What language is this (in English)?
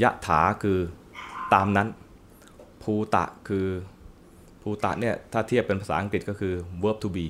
Thai